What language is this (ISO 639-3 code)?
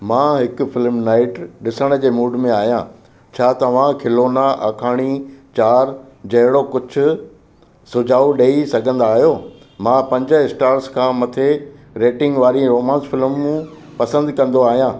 snd